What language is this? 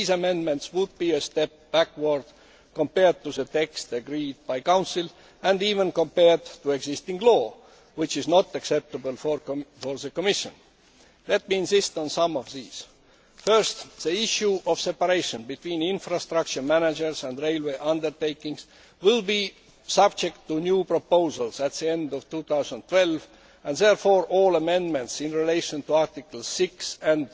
English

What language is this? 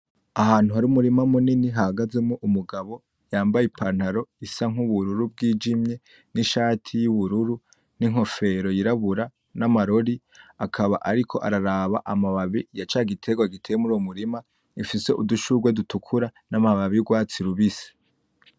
Rundi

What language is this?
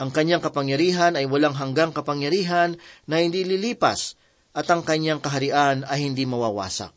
Filipino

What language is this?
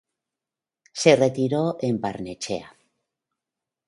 Spanish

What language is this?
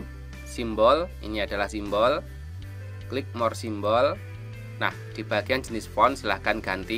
Indonesian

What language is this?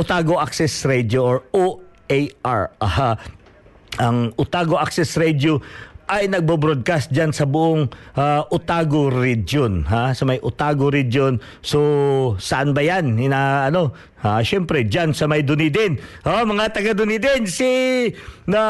Filipino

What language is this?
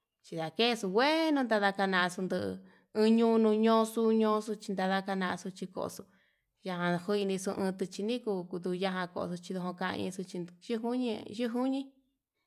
Yutanduchi Mixtec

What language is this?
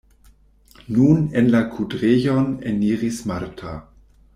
Esperanto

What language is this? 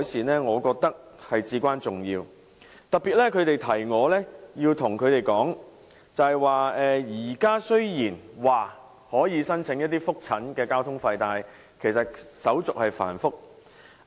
Cantonese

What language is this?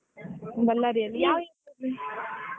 Kannada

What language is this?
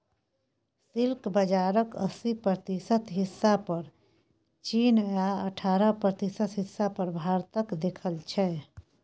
Maithili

